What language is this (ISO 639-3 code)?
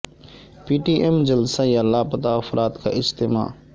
urd